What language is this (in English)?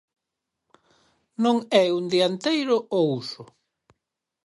Galician